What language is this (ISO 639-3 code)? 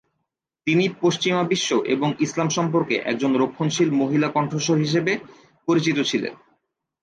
ben